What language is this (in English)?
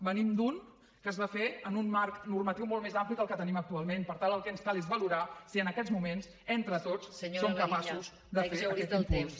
Catalan